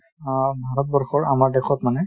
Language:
Assamese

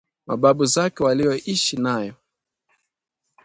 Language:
Swahili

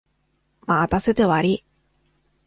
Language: Japanese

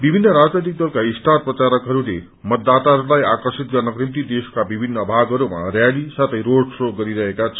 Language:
Nepali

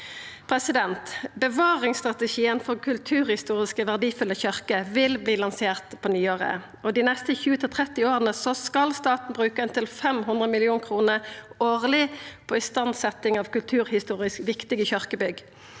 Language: Norwegian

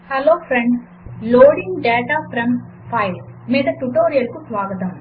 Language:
Telugu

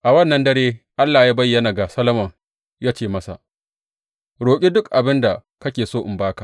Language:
Hausa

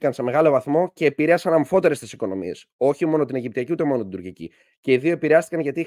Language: Greek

